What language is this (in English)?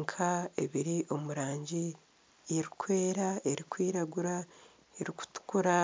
Nyankole